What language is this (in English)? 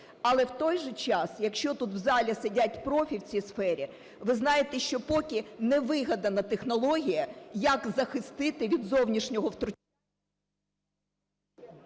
Ukrainian